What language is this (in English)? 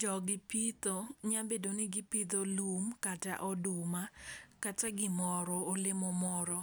Luo (Kenya and Tanzania)